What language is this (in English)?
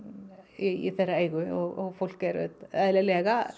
Icelandic